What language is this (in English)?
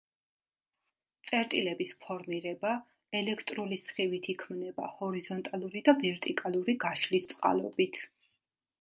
Georgian